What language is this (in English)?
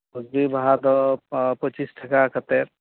Santali